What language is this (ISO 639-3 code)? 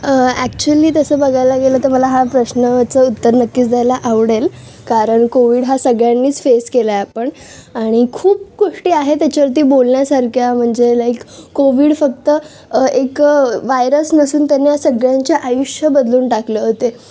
mar